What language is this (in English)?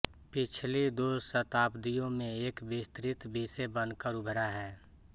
Hindi